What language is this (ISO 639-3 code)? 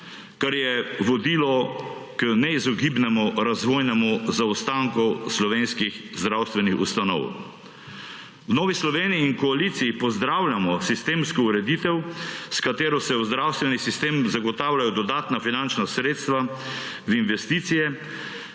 slv